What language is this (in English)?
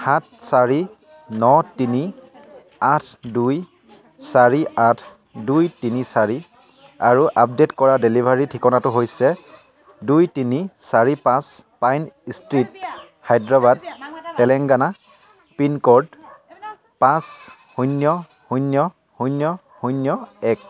Assamese